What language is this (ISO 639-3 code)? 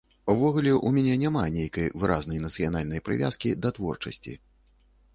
bel